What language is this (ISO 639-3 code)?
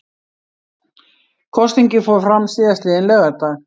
isl